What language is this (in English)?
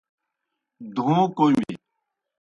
Kohistani Shina